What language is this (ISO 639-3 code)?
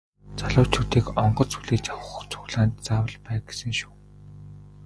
mon